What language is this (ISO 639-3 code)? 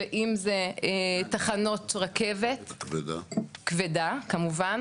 heb